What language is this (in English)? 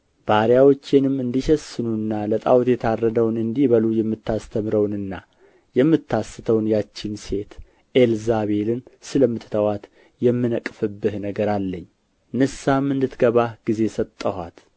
Amharic